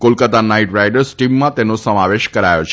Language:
Gujarati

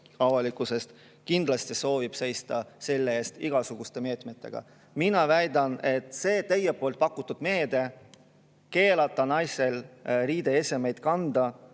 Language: Estonian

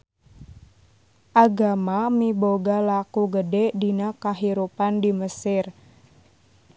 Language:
Sundanese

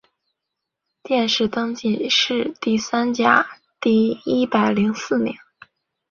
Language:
Chinese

